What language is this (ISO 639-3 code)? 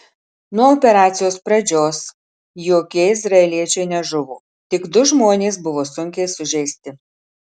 lit